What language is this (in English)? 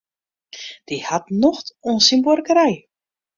Western Frisian